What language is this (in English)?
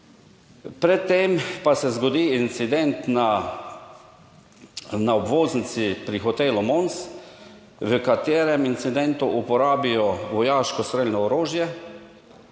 Slovenian